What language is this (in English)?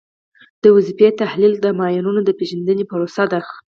Pashto